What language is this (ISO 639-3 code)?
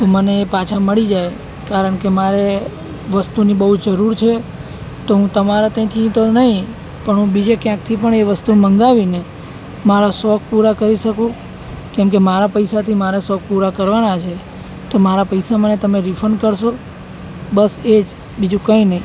guj